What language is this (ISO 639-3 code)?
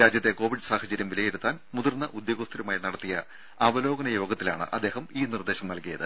mal